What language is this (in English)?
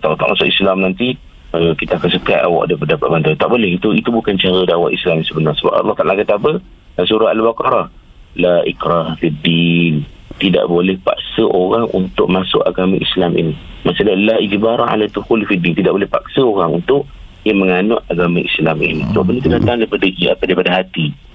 Malay